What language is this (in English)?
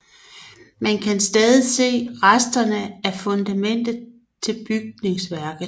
Danish